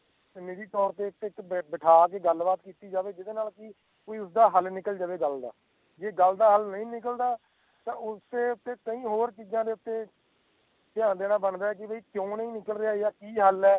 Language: Punjabi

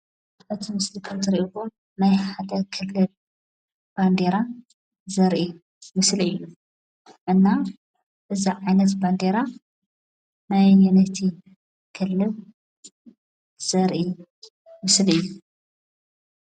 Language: Tigrinya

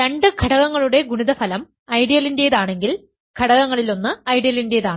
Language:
Malayalam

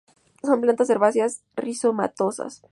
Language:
Spanish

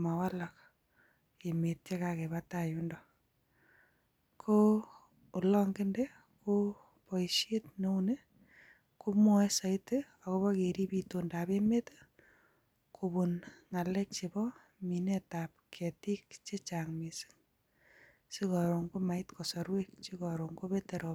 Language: Kalenjin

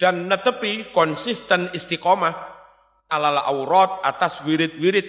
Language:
Indonesian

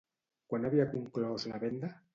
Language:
Catalan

